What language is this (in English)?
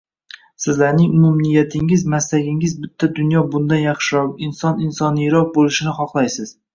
Uzbek